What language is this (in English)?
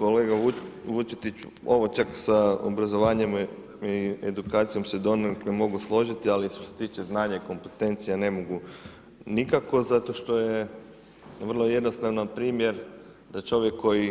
Croatian